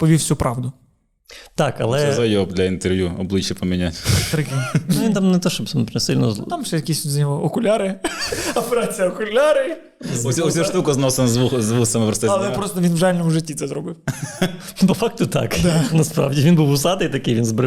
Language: Ukrainian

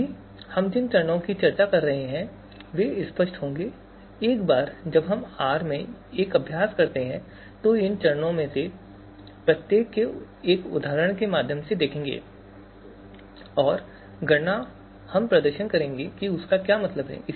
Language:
Hindi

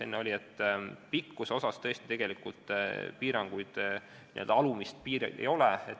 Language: Estonian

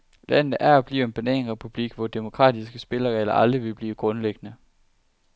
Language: Danish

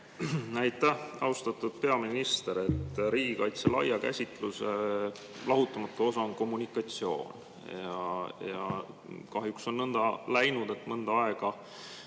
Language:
Estonian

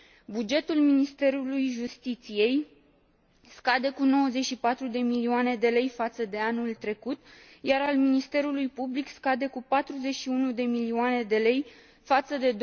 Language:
Romanian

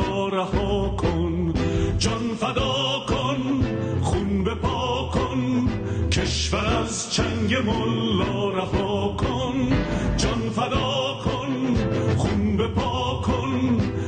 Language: Persian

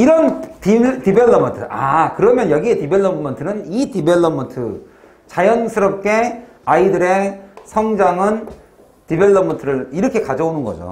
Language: Korean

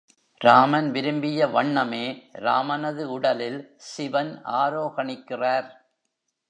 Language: Tamil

